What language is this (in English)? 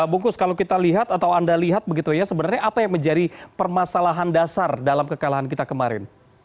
Indonesian